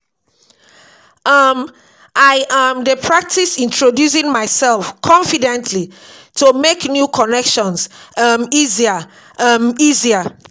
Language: Nigerian Pidgin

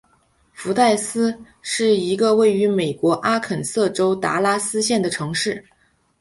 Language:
Chinese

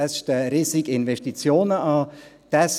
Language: Swiss German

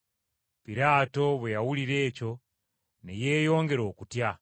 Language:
Ganda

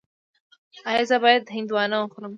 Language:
Pashto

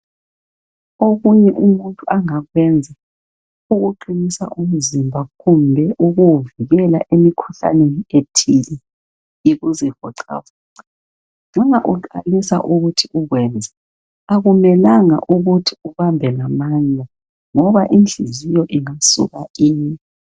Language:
North Ndebele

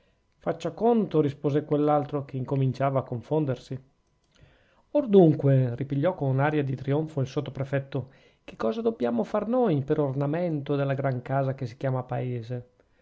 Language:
Italian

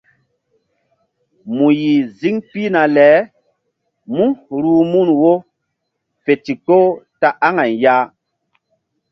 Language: Mbum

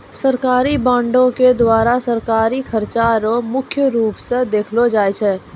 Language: Maithili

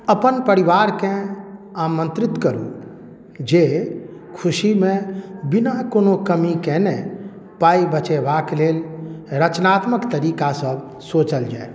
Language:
Maithili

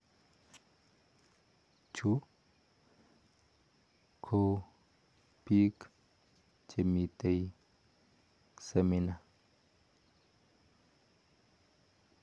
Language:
Kalenjin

